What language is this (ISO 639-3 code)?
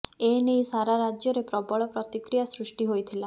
ori